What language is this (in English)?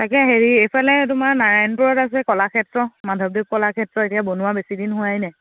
Assamese